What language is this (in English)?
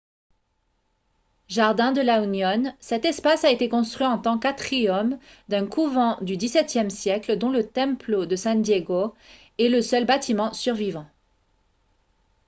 French